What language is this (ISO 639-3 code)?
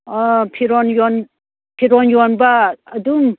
mni